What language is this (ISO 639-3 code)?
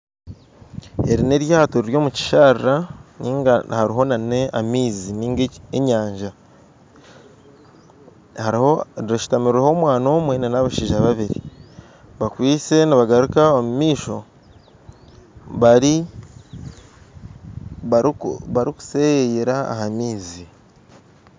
nyn